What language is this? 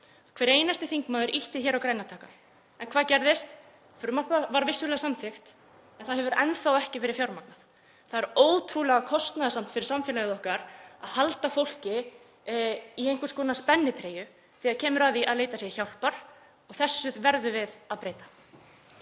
Icelandic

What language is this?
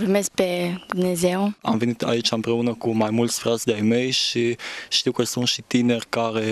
Romanian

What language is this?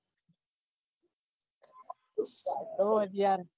Gujarati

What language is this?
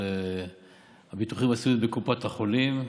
Hebrew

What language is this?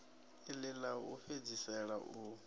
Venda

